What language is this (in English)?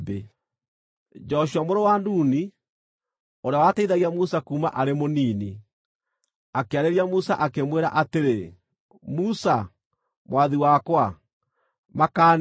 Kikuyu